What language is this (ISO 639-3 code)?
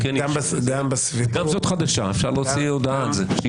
heb